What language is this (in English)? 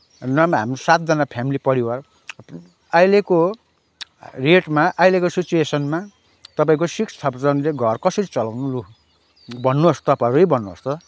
Nepali